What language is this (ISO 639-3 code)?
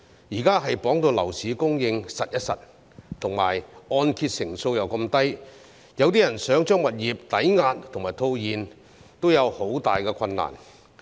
yue